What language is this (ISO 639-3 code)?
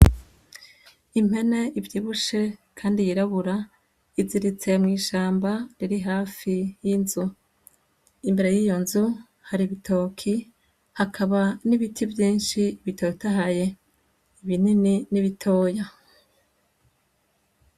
run